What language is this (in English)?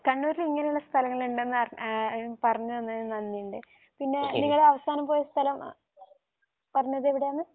Malayalam